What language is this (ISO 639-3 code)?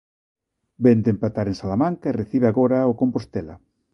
glg